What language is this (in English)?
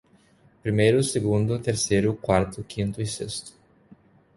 Portuguese